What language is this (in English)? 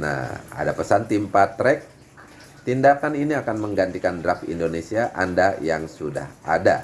Indonesian